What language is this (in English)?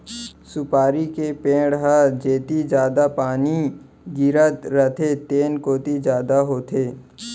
Chhattisgarhi